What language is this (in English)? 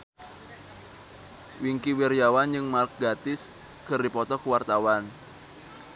Sundanese